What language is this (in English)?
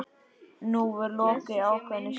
Icelandic